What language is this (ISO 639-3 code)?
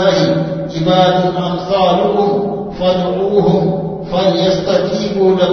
tel